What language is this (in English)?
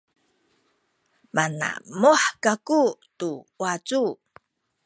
Sakizaya